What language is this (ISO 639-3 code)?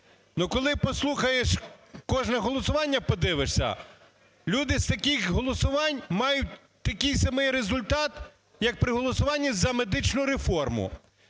ukr